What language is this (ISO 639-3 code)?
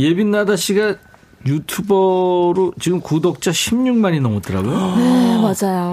kor